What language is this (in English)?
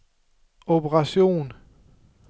Danish